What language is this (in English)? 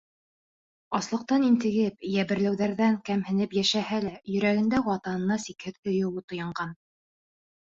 Bashkir